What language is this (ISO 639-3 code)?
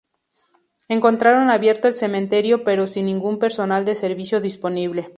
spa